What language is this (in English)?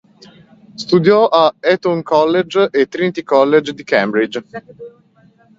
Italian